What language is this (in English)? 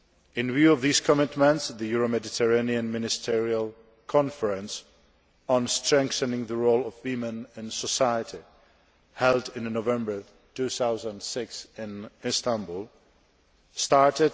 English